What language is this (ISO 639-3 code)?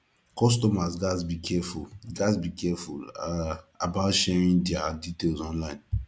pcm